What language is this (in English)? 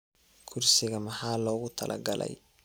Somali